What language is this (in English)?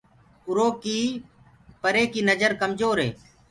Gurgula